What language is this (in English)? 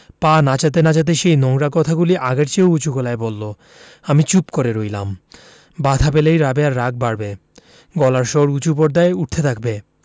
Bangla